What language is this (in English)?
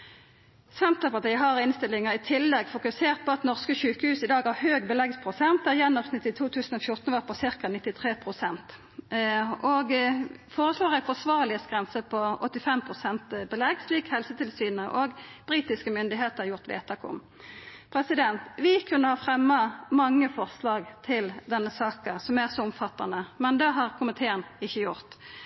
Norwegian Nynorsk